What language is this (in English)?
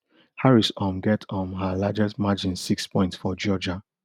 Nigerian Pidgin